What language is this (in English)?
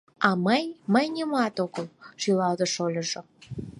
Mari